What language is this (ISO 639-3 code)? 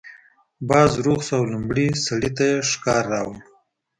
pus